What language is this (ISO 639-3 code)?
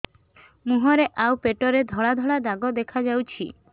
ori